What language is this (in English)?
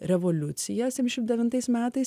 Lithuanian